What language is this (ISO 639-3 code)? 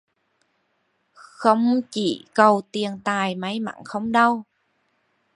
vie